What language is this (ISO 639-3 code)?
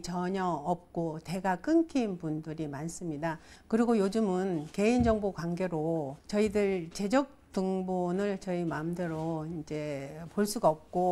kor